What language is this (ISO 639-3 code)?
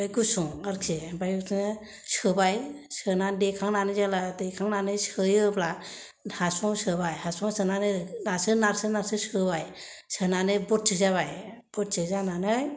brx